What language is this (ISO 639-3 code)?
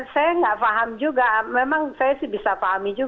ind